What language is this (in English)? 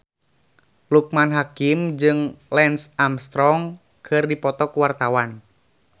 Sundanese